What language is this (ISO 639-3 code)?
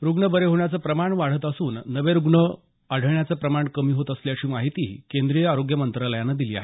mar